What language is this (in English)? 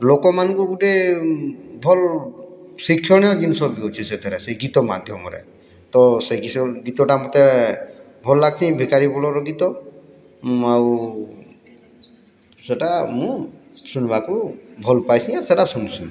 Odia